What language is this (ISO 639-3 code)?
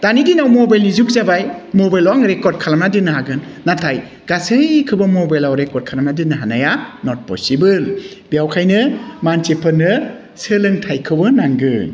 brx